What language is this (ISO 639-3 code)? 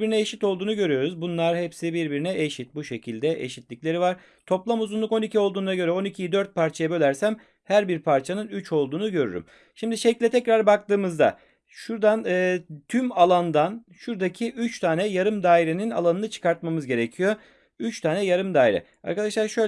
tur